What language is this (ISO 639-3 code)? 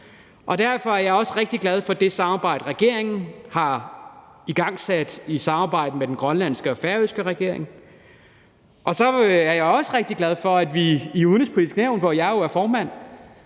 dan